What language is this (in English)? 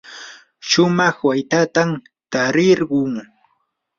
Yanahuanca Pasco Quechua